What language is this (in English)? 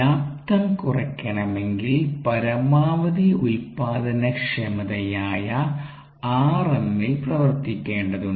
Malayalam